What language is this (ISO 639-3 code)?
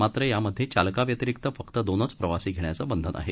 mar